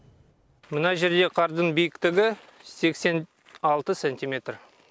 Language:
Kazakh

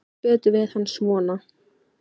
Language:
Icelandic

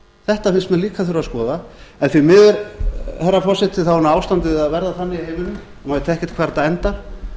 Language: Icelandic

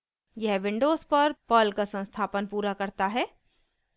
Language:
Hindi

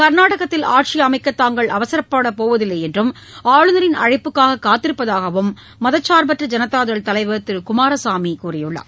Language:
Tamil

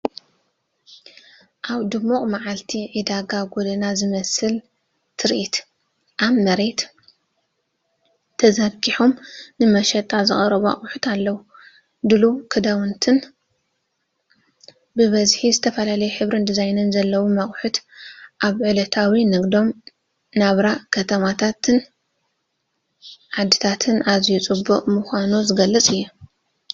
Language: Tigrinya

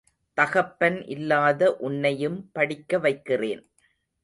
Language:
Tamil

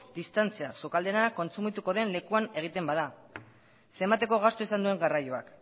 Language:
Basque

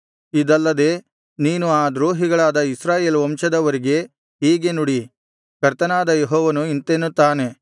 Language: Kannada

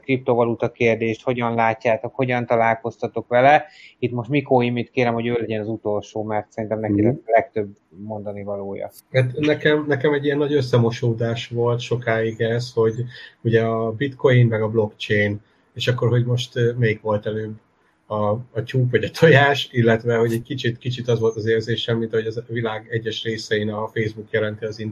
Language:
Hungarian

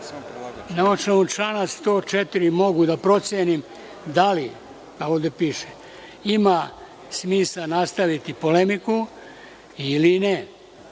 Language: Serbian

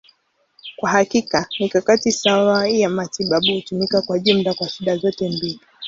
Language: Swahili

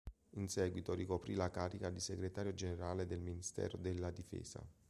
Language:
Italian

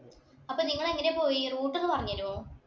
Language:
Malayalam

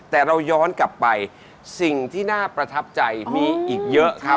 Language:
Thai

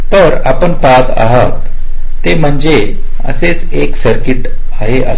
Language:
Marathi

